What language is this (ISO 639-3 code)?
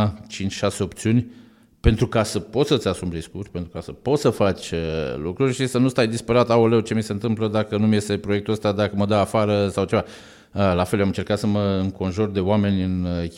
ron